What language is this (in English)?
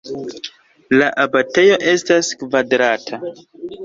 Esperanto